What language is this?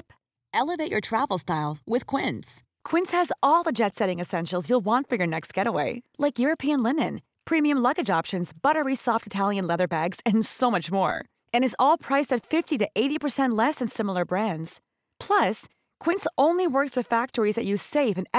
Swedish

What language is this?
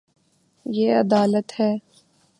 Urdu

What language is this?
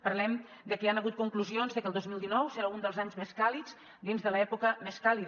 Catalan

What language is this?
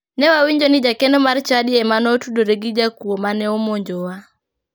Luo (Kenya and Tanzania)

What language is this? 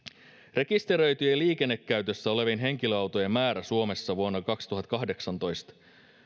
Finnish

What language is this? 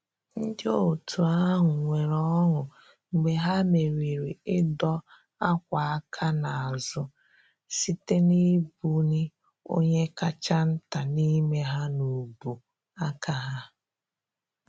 Igbo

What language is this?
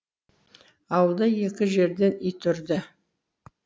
Kazakh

